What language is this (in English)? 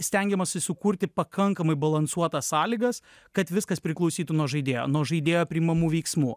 Lithuanian